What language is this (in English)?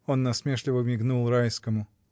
Russian